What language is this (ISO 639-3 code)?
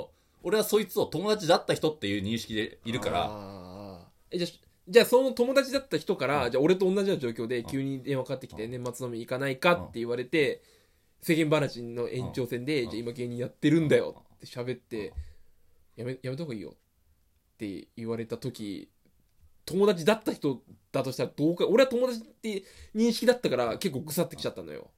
jpn